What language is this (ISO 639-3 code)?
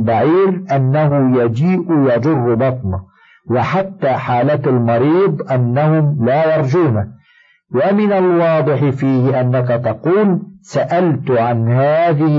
ara